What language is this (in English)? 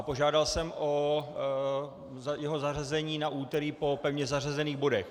Czech